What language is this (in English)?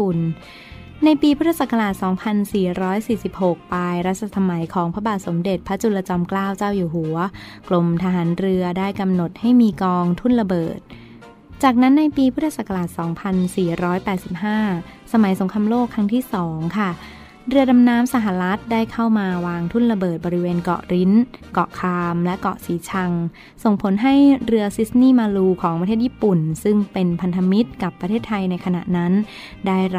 Thai